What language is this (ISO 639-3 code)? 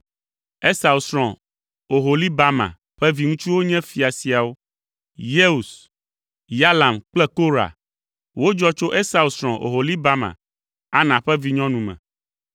ewe